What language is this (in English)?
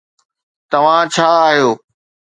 Sindhi